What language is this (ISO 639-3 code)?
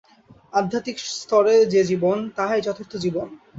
ben